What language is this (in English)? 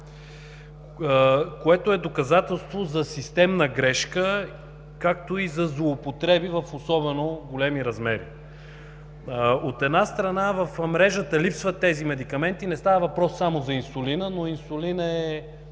Bulgarian